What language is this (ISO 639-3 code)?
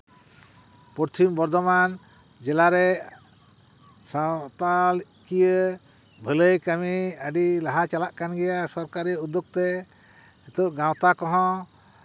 sat